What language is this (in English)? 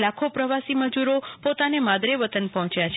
Gujarati